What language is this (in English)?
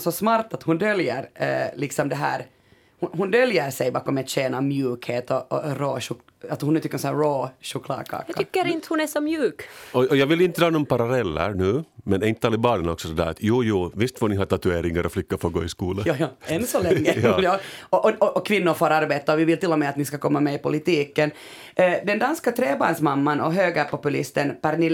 Swedish